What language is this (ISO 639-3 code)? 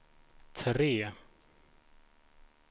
swe